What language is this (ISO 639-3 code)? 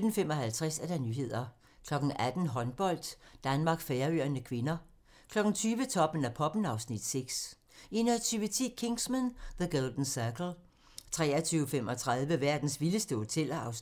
dan